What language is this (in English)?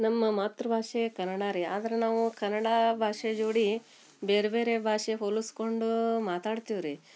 Kannada